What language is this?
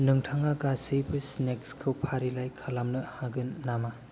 Bodo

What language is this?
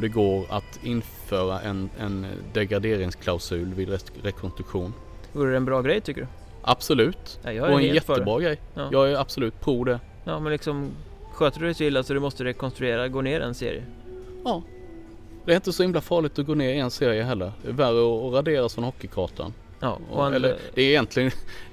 Swedish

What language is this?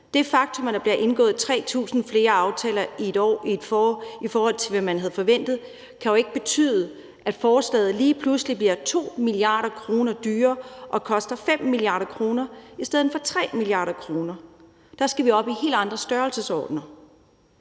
Danish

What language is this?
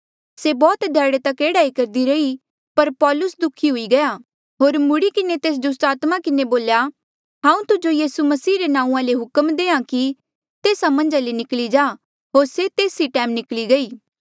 Mandeali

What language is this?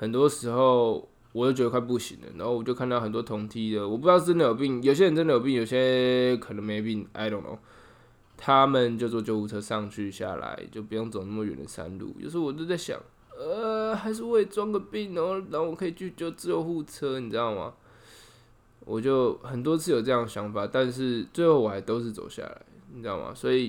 Chinese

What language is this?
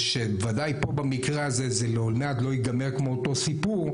Hebrew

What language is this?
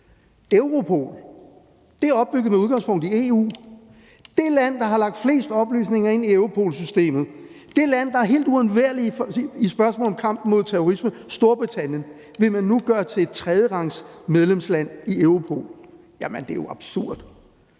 Danish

